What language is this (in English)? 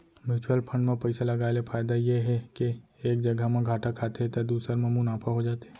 Chhattisgarhi